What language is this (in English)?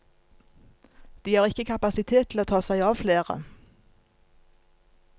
Norwegian